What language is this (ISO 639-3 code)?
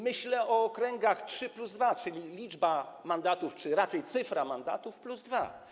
pol